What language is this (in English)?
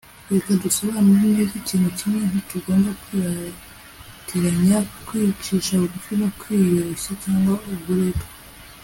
Kinyarwanda